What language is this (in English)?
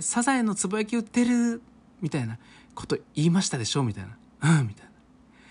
Japanese